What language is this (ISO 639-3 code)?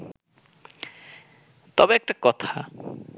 ben